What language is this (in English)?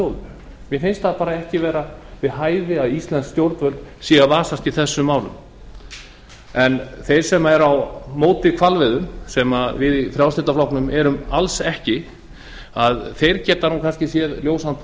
Icelandic